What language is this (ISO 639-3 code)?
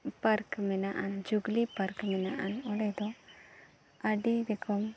sat